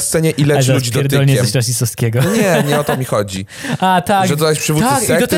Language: Polish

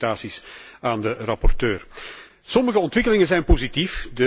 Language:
Dutch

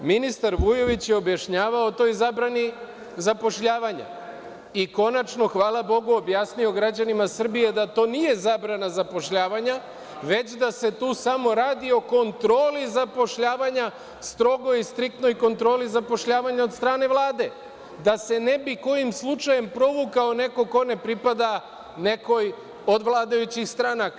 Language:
Serbian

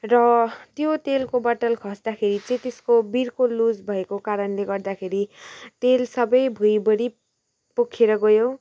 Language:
Nepali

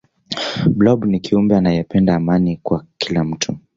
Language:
Swahili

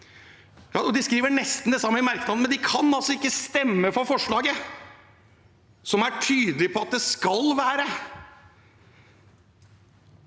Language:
Norwegian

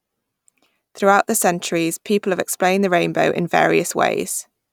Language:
English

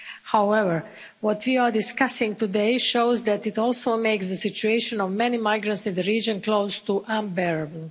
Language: English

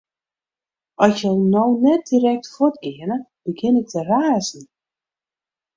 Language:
Western Frisian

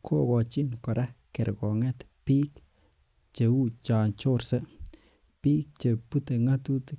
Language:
Kalenjin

